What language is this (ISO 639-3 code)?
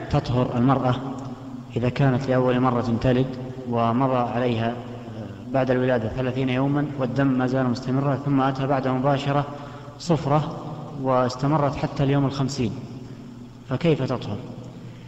ara